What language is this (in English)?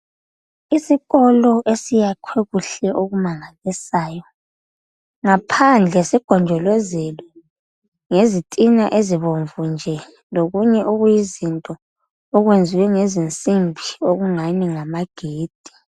North Ndebele